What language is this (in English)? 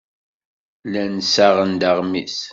Kabyle